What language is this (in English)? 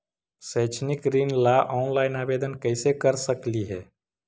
Magahi